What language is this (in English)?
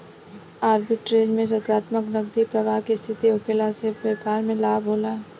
Bhojpuri